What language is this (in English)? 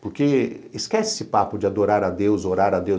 Portuguese